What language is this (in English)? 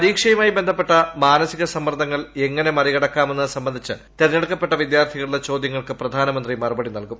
Malayalam